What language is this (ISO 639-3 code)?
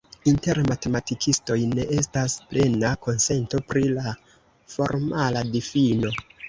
epo